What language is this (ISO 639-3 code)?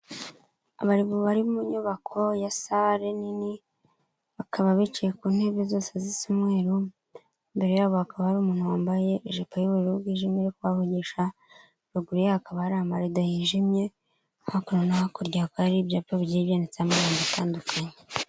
kin